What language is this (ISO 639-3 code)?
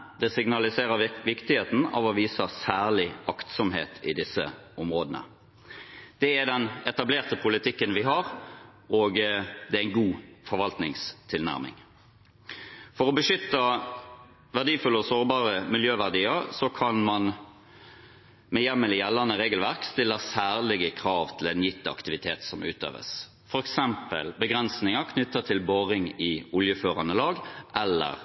nob